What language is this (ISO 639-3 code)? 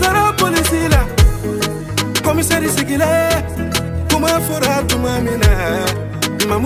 ron